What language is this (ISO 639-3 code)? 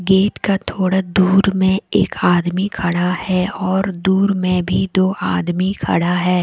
hin